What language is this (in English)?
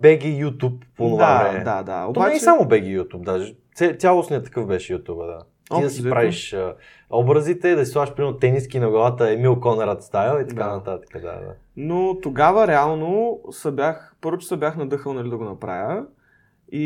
Bulgarian